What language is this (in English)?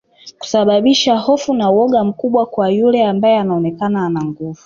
Swahili